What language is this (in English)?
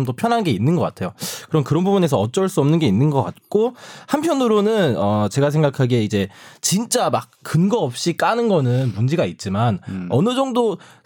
Korean